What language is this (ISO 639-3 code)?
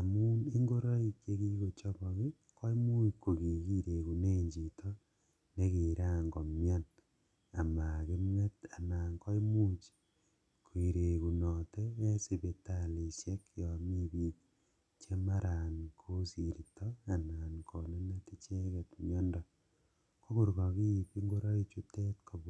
kln